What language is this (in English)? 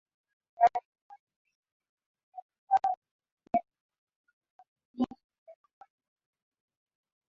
Swahili